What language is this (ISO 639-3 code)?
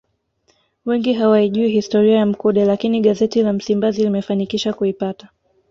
swa